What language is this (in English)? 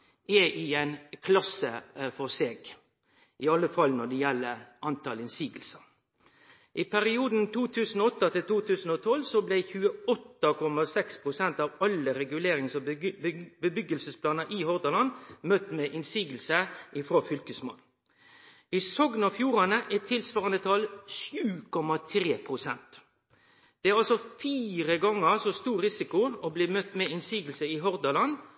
Norwegian Nynorsk